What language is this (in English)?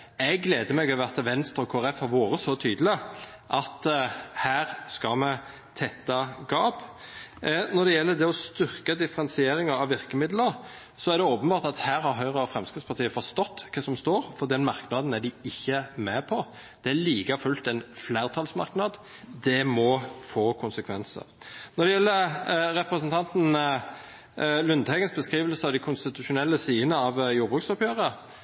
Norwegian Nynorsk